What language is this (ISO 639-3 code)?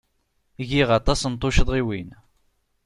kab